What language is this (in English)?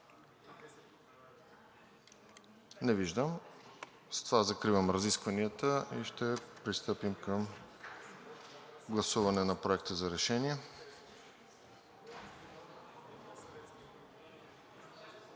Bulgarian